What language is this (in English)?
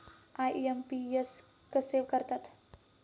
Marathi